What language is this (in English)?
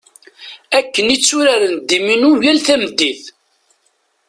Kabyle